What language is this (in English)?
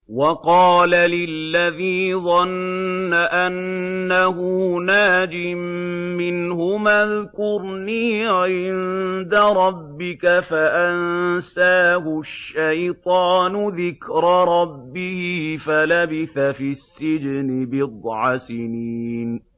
Arabic